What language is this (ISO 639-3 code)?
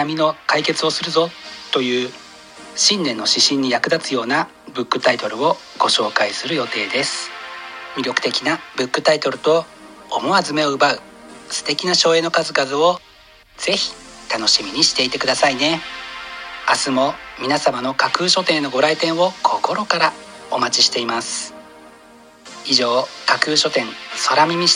jpn